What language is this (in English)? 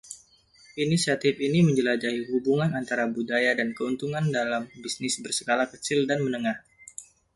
Indonesian